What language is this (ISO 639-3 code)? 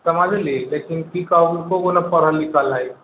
mai